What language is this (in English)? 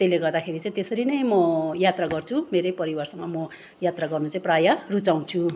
Nepali